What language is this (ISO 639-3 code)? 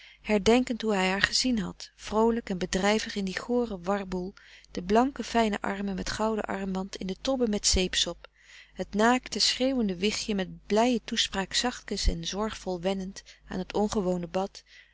nld